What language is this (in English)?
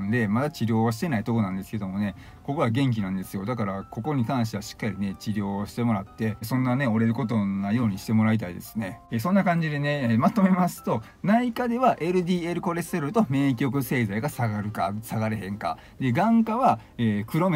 Japanese